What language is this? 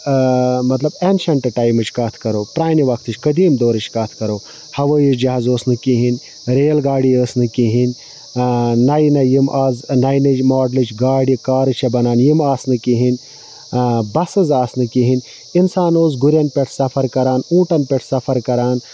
Kashmiri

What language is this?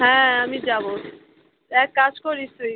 Bangla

